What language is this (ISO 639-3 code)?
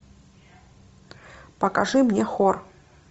rus